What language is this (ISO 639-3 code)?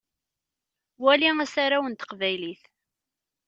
kab